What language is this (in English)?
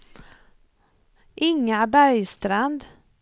Swedish